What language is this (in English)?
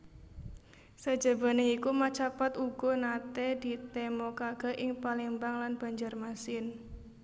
Javanese